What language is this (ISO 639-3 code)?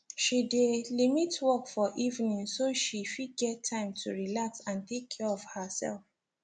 pcm